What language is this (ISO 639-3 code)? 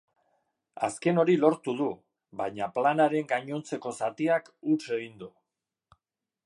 eus